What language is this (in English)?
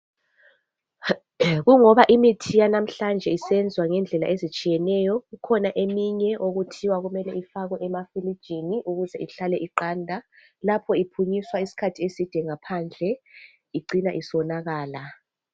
North Ndebele